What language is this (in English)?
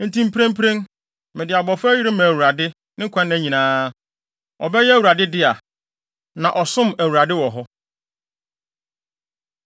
Akan